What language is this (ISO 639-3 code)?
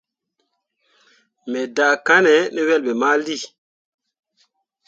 mua